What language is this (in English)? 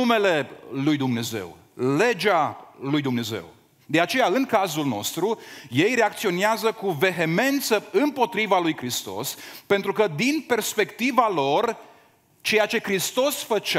Romanian